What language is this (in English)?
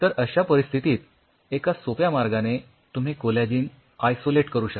Marathi